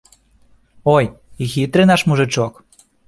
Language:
Belarusian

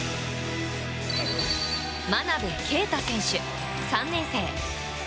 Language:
Japanese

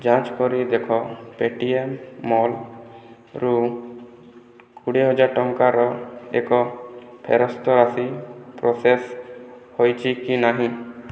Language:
Odia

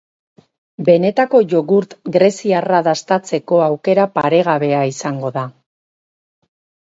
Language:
Basque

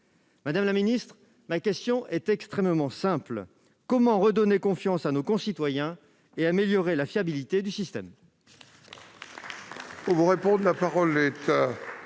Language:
French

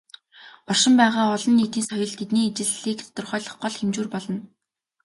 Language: Mongolian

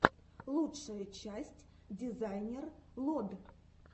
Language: Russian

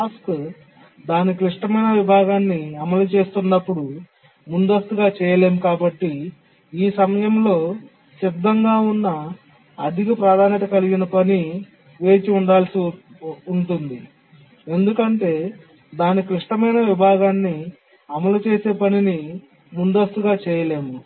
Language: Telugu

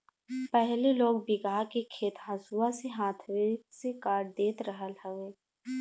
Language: Bhojpuri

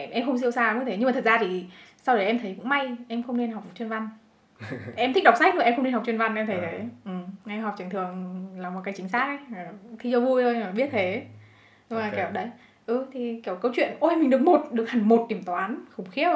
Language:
Vietnamese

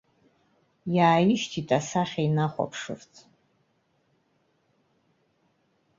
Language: Abkhazian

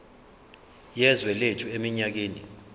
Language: Zulu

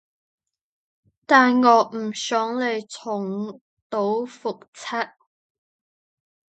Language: Cantonese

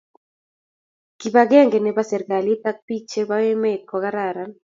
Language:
Kalenjin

